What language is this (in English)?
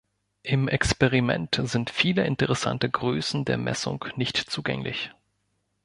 German